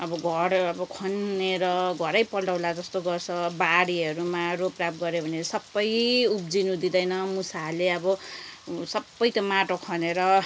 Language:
Nepali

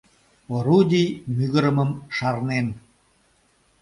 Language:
Mari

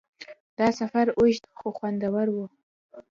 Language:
Pashto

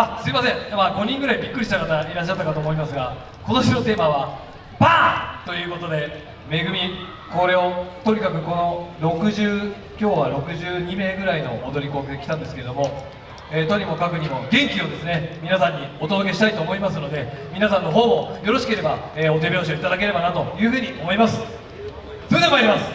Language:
Japanese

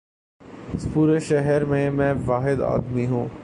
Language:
Urdu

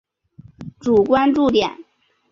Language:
Chinese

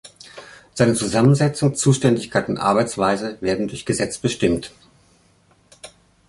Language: German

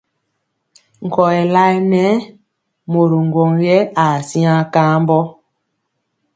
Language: Mpiemo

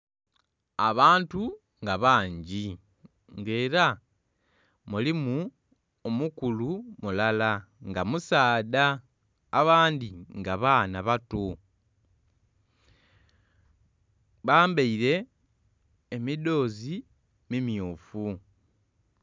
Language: Soga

